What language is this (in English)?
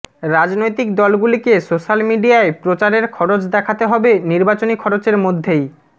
Bangla